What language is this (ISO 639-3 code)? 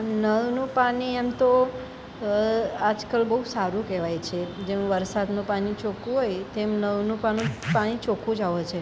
guj